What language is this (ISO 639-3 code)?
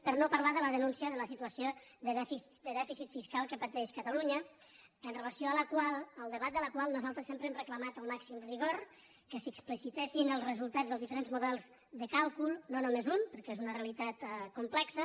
cat